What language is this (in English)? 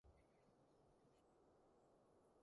Cantonese